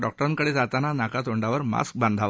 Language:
Marathi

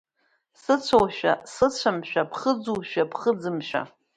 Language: Abkhazian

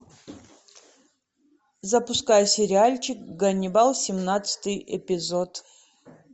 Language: Russian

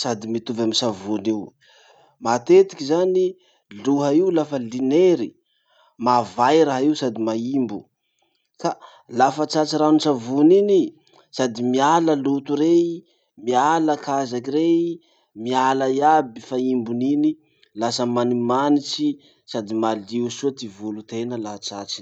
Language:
Masikoro Malagasy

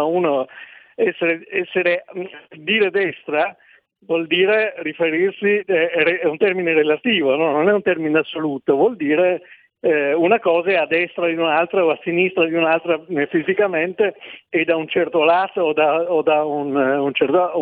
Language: Italian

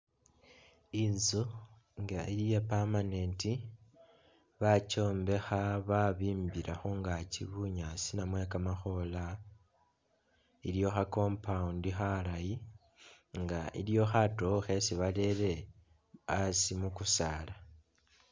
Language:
Masaaba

